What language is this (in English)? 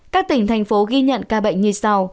Vietnamese